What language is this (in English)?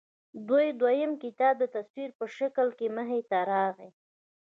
Pashto